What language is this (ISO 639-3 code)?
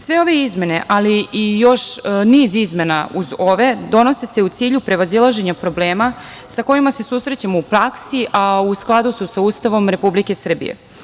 srp